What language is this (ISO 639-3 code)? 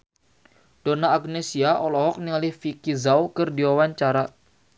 sun